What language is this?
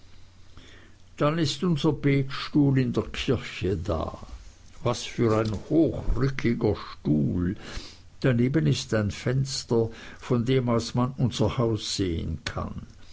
German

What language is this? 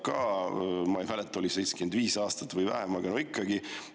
Estonian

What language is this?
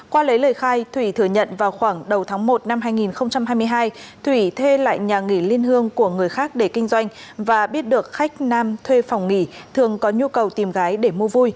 Vietnamese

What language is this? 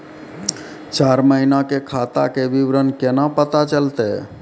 Maithili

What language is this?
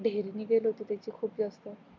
Marathi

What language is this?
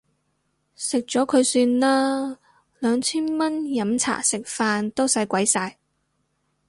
Cantonese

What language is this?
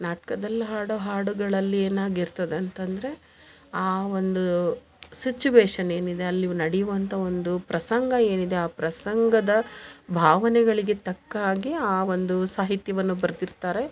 Kannada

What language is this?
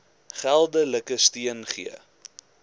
Afrikaans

